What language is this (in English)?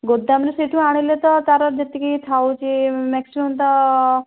Odia